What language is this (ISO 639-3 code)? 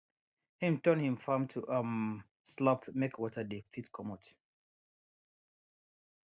pcm